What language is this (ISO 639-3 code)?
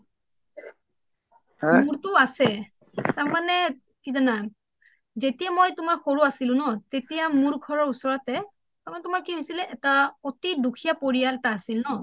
asm